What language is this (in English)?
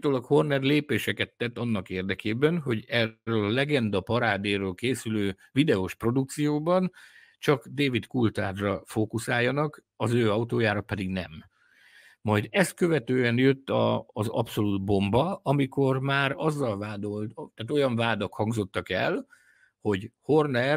Hungarian